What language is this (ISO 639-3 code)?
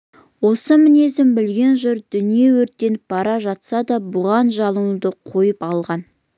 kaz